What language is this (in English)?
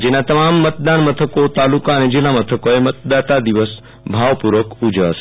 Gujarati